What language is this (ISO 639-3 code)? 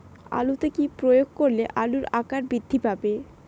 ben